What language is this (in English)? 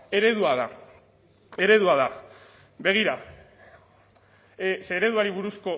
Basque